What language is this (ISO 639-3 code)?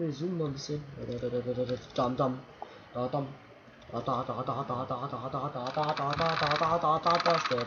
deu